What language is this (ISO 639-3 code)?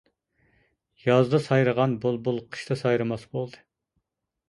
uig